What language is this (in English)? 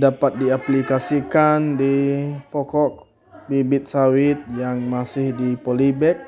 Indonesian